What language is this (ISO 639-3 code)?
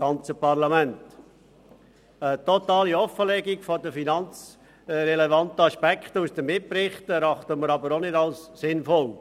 gsw